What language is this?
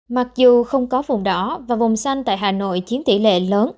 Vietnamese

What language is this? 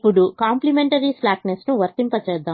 Telugu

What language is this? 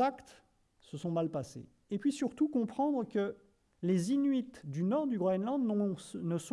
French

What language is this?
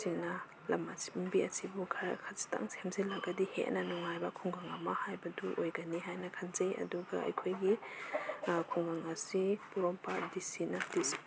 Manipuri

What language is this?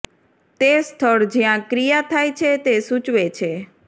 Gujarati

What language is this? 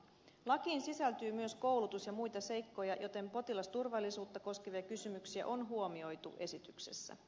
Finnish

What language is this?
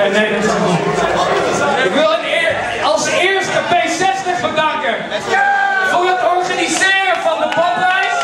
Dutch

